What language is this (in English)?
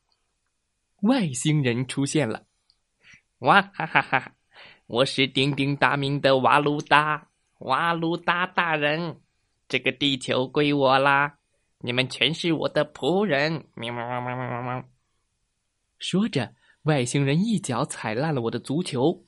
Chinese